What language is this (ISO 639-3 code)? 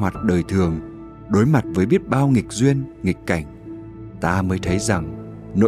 vie